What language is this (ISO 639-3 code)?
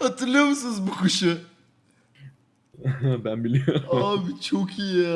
tur